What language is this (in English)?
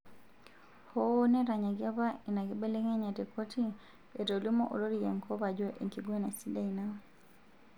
Masai